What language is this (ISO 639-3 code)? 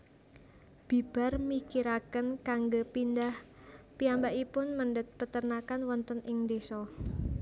jav